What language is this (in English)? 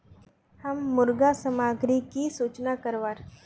Magahi